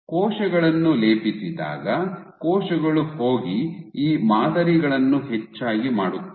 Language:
Kannada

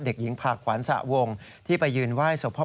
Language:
Thai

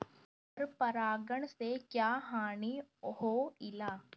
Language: Bhojpuri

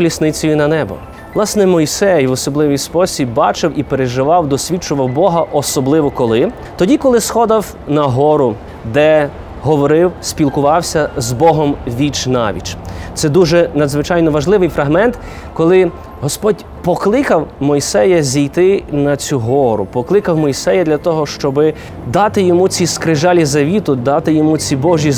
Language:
Ukrainian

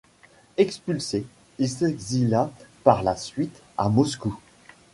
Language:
French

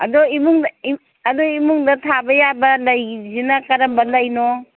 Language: Manipuri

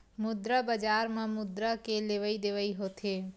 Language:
Chhattisgarhi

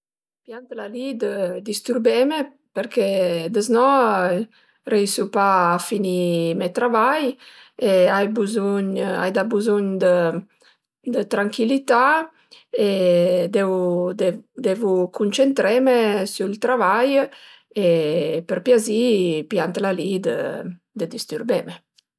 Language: Piedmontese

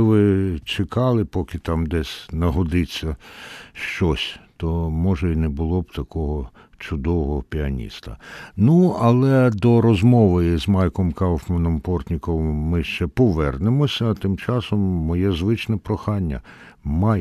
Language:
Ukrainian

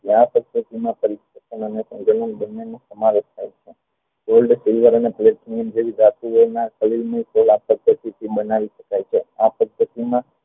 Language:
Gujarati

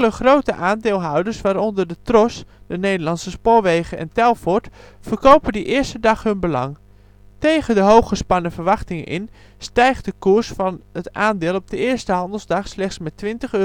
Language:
Dutch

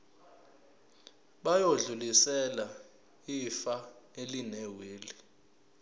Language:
Zulu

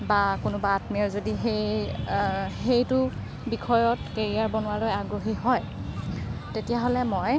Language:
Assamese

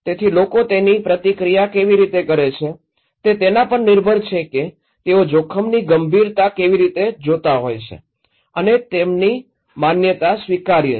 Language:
Gujarati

